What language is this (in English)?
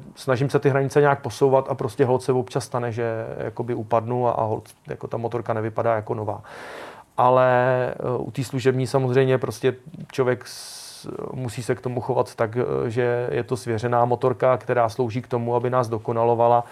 Czech